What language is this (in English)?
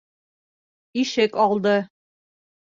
Bashkir